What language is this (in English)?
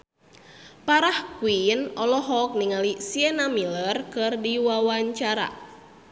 Sundanese